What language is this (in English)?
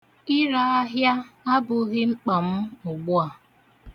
Igbo